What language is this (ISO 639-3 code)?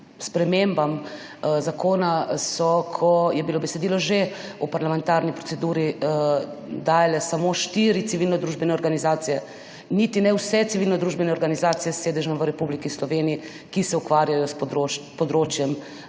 slv